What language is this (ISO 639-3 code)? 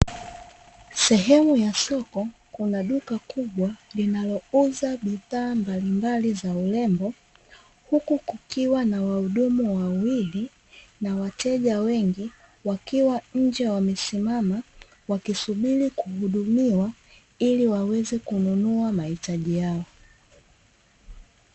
swa